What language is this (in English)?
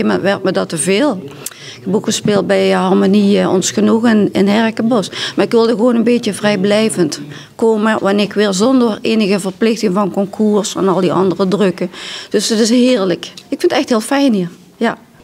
Dutch